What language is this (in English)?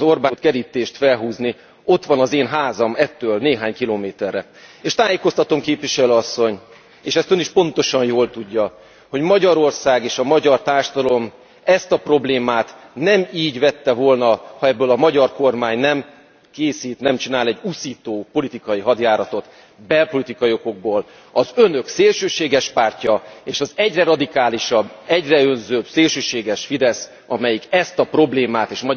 Hungarian